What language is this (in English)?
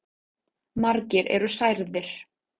Icelandic